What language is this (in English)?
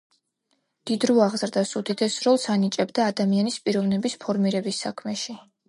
Georgian